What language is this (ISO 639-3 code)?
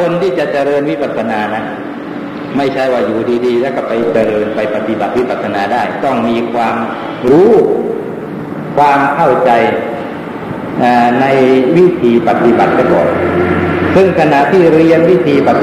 tha